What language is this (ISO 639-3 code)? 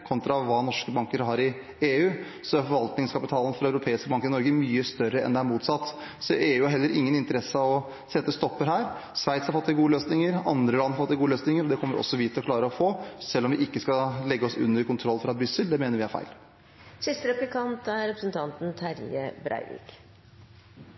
nor